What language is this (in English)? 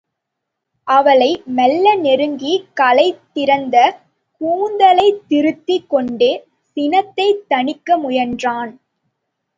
Tamil